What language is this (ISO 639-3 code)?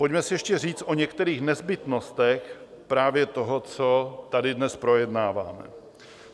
ces